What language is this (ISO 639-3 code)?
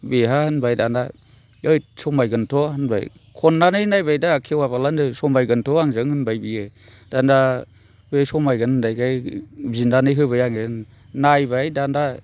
brx